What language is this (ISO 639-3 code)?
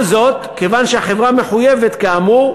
heb